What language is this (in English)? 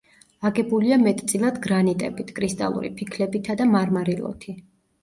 Georgian